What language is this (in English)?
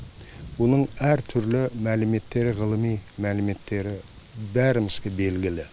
Kazakh